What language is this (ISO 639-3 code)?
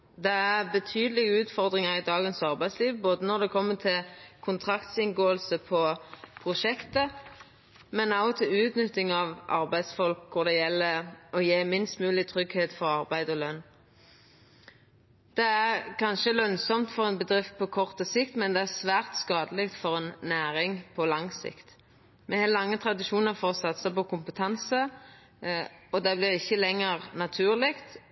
nno